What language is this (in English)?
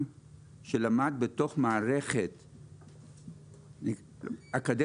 Hebrew